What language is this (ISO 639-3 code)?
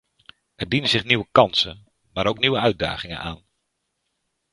nld